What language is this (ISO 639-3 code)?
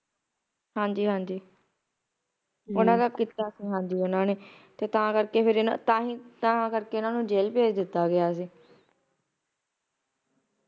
pan